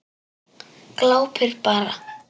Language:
Icelandic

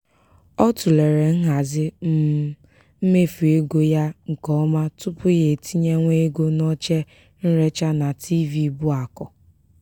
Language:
Igbo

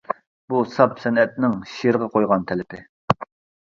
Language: Uyghur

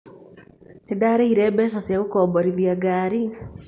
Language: Kikuyu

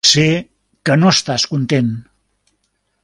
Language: Catalan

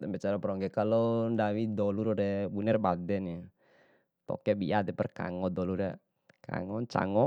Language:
Bima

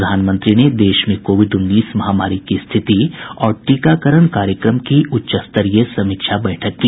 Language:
Hindi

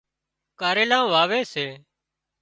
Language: Wadiyara Koli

